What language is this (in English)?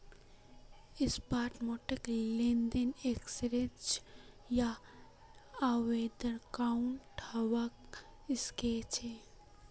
Magahi